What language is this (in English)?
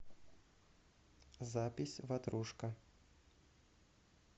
Russian